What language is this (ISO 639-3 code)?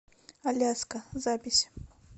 rus